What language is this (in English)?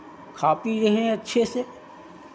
Hindi